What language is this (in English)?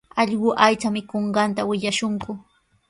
Sihuas Ancash Quechua